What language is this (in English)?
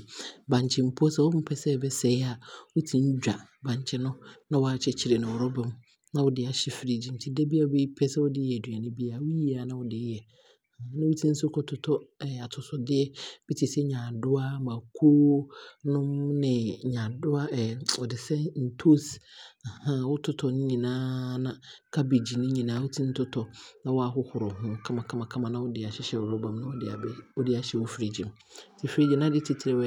Abron